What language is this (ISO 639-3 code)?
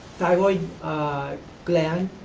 eng